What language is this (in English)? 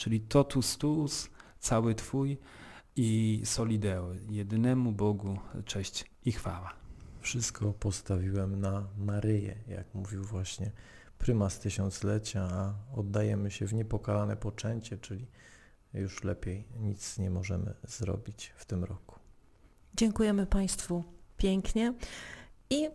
Polish